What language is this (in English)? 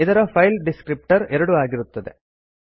Kannada